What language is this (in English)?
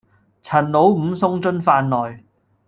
Cantonese